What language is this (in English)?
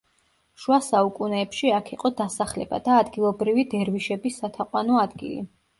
Georgian